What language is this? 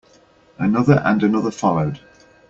English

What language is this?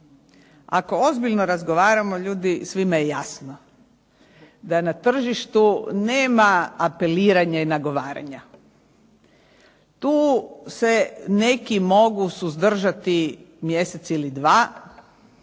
Croatian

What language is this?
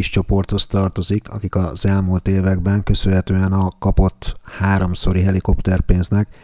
Hungarian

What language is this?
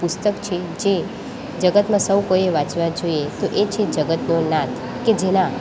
Gujarati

